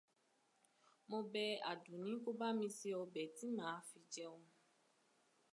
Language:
Yoruba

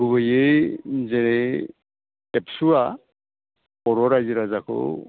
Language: Bodo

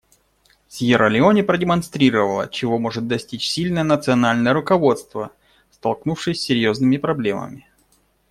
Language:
Russian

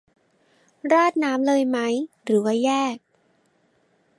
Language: Thai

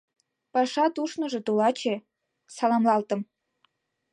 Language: Mari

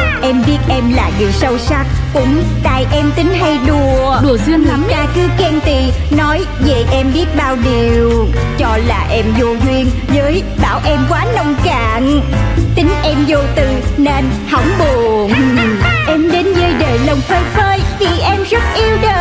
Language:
Vietnamese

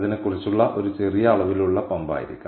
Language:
Malayalam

